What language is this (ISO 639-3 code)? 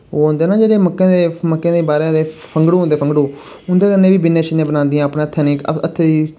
doi